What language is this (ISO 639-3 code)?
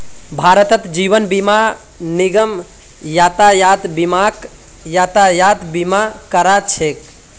mag